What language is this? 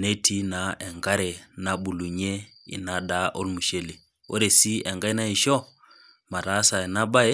Masai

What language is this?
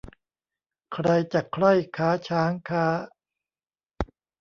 Thai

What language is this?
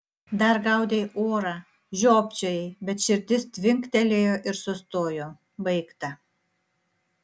Lithuanian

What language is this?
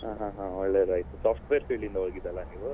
Kannada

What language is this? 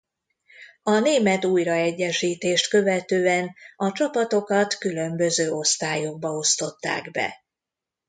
Hungarian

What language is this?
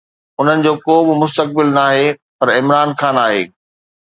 Sindhi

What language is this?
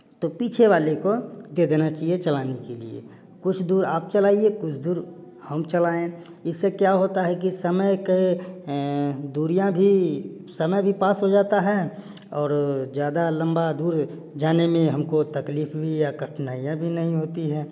Hindi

